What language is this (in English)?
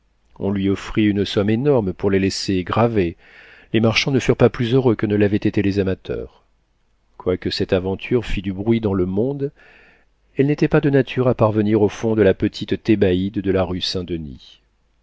French